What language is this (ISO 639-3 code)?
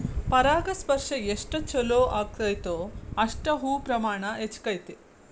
kan